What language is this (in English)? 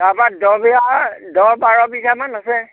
Assamese